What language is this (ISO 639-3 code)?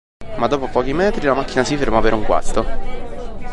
ita